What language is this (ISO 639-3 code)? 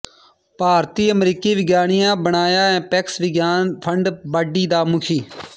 pan